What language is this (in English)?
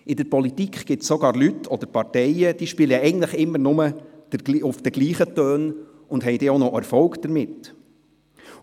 Swiss German